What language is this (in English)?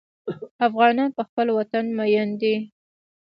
Pashto